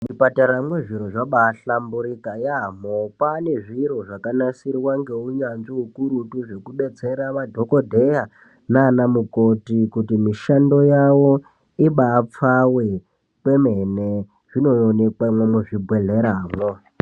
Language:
Ndau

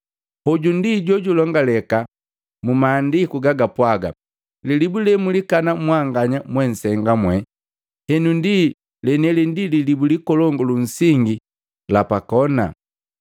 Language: Matengo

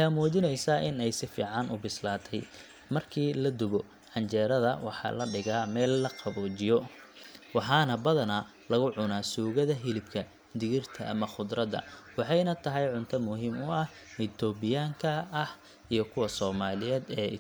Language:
Somali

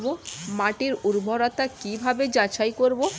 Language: Bangla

